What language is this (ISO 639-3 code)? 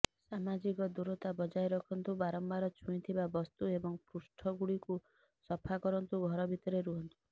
ori